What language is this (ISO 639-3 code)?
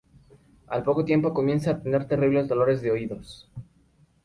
spa